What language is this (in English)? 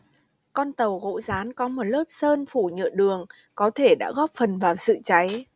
Vietnamese